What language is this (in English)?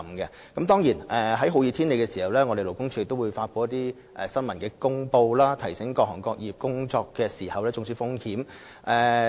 Cantonese